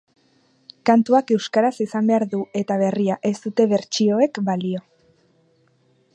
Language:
Basque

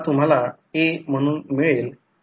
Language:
Marathi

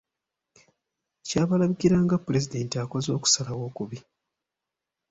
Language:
Ganda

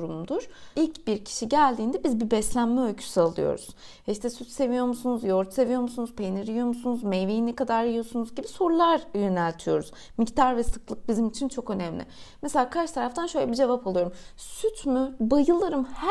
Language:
Turkish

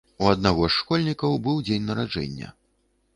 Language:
Belarusian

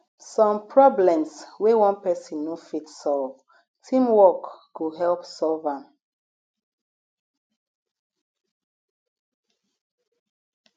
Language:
Nigerian Pidgin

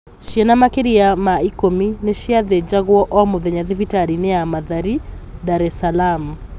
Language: Kikuyu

